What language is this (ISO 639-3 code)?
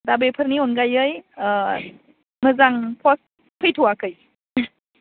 brx